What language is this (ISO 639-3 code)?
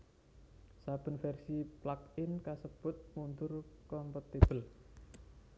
jav